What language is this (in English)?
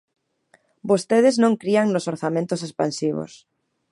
Galician